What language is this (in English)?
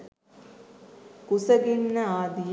Sinhala